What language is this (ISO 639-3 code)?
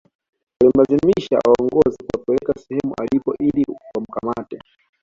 swa